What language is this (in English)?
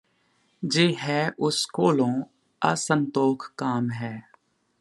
Punjabi